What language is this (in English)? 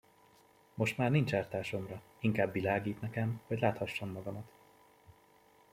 Hungarian